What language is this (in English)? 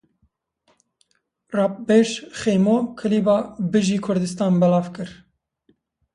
Kurdish